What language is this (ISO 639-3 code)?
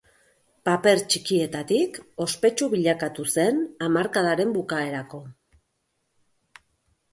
eus